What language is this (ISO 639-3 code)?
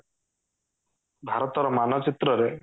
ori